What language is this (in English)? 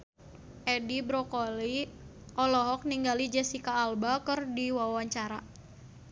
Sundanese